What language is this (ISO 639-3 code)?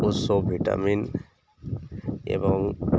ori